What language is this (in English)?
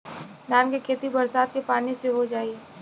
Bhojpuri